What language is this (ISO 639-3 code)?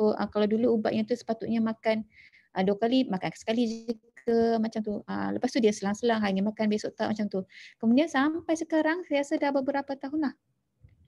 msa